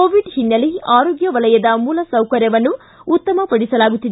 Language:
Kannada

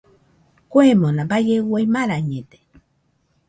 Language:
Nüpode Huitoto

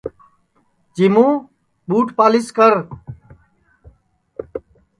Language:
Sansi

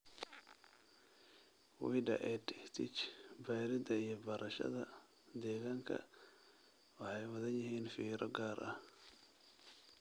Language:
Somali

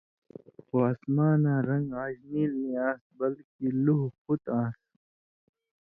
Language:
Indus Kohistani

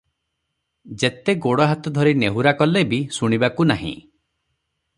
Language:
Odia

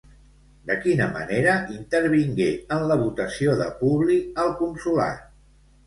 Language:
Catalan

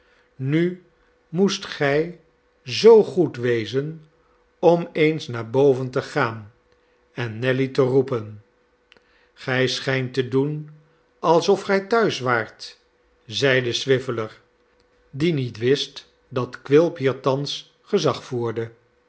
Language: Dutch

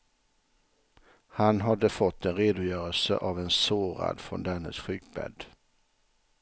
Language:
Swedish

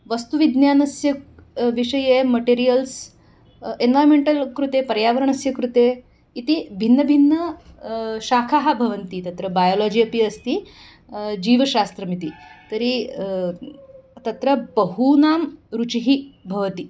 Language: Sanskrit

